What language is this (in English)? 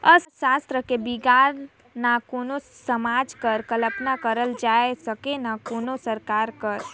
Chhattisgarhi